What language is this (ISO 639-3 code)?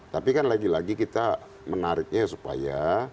ind